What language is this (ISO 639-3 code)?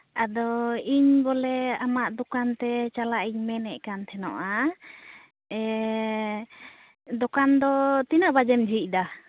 sat